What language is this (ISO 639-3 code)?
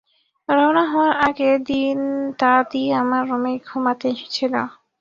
ben